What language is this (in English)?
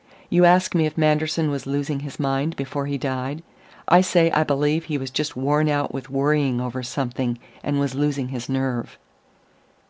English